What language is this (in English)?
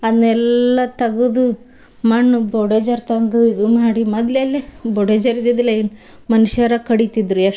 Kannada